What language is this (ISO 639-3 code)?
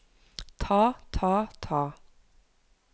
nor